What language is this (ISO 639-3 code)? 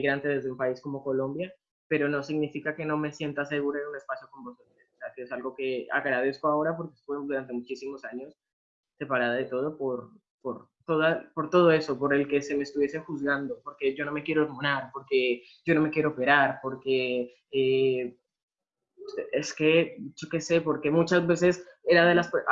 spa